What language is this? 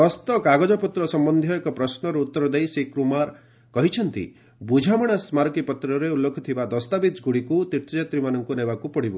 Odia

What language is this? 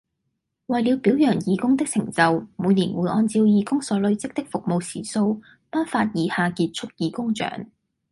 Cantonese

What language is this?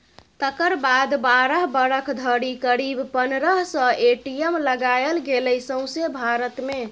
Maithili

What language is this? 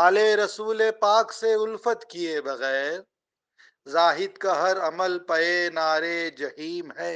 Urdu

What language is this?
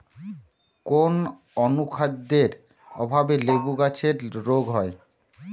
Bangla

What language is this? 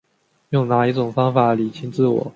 Chinese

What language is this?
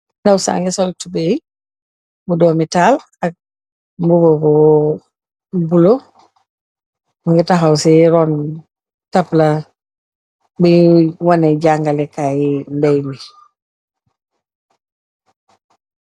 Wolof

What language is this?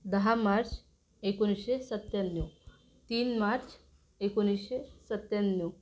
Marathi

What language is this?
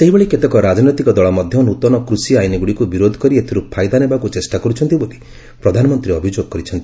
Odia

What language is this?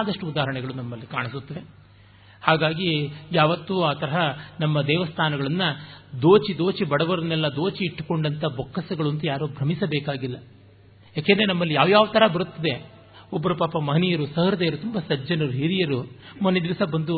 Kannada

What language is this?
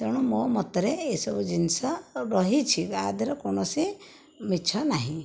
Odia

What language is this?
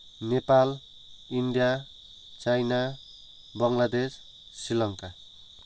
Nepali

